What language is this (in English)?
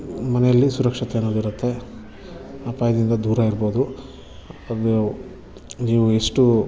Kannada